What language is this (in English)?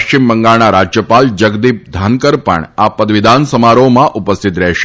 Gujarati